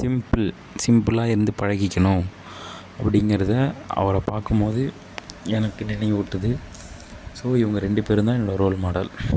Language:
Tamil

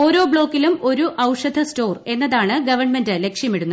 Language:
Malayalam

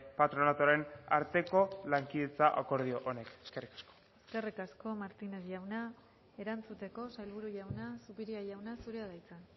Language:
Basque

